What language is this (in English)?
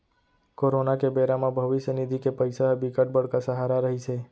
Chhattisgarhi